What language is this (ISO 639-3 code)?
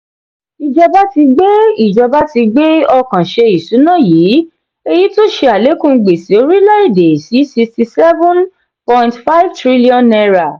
yor